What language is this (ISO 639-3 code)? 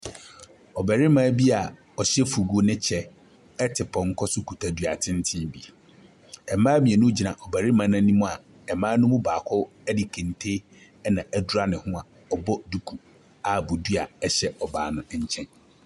aka